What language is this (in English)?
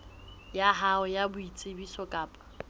Southern Sotho